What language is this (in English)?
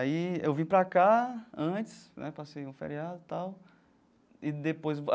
Portuguese